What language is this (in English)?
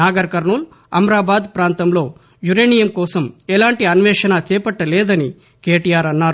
Telugu